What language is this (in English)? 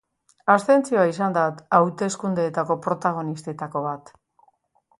Basque